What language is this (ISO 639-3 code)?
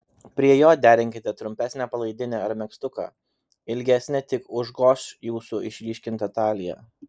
lit